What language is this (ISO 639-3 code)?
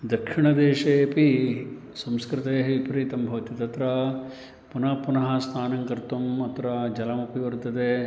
san